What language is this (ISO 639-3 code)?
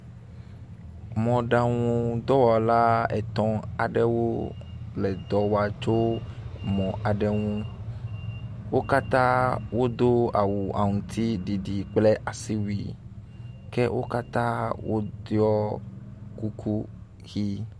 ewe